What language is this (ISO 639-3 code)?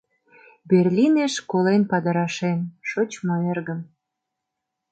chm